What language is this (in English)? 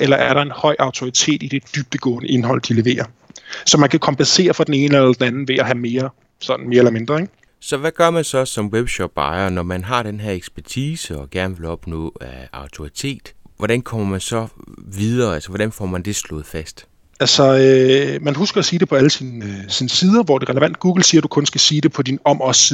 Danish